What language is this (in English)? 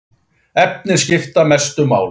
Icelandic